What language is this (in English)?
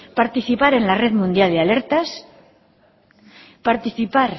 Spanish